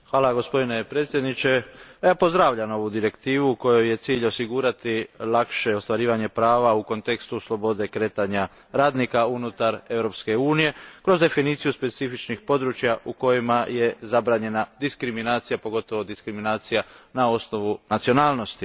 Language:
Croatian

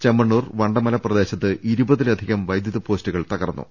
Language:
Malayalam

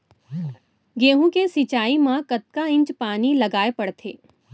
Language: Chhattisgarhi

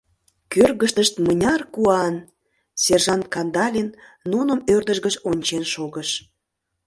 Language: Mari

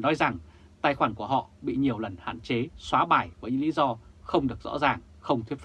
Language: Vietnamese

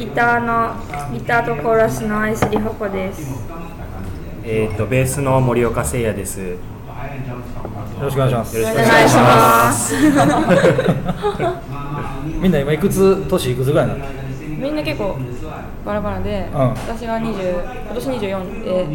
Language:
Japanese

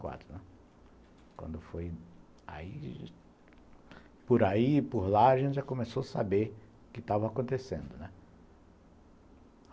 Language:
Portuguese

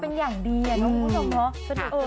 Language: Thai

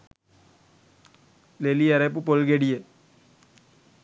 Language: Sinhala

